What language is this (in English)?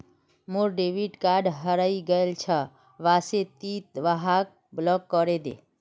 Magahi